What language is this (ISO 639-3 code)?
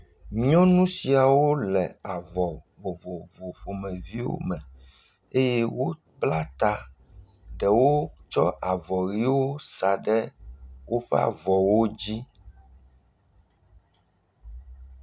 ewe